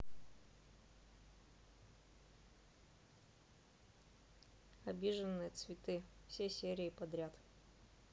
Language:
Russian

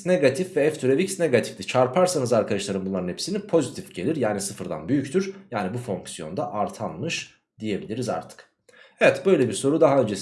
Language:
Turkish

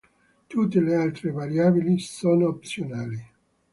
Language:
Italian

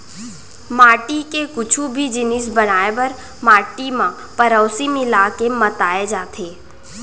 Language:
Chhattisgarhi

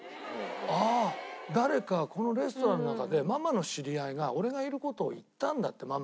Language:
Japanese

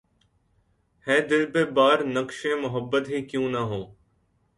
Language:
Urdu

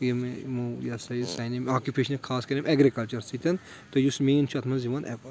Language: Kashmiri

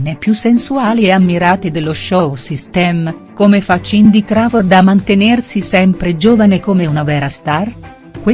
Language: Italian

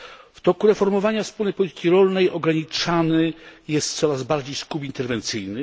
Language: Polish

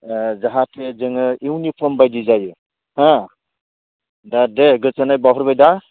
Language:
Bodo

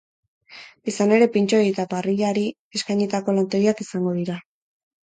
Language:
Basque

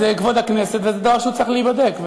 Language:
Hebrew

